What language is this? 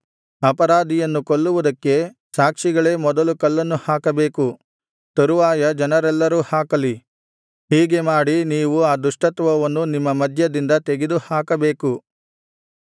Kannada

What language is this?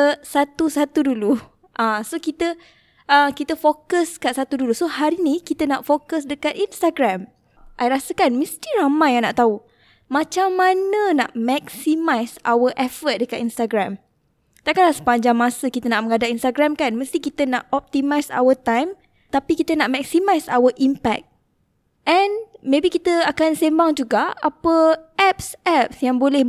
Malay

